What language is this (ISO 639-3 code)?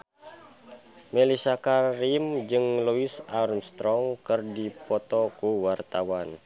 sun